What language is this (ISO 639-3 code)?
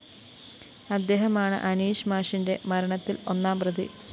mal